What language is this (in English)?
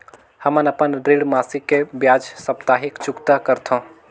Chhattisgarhi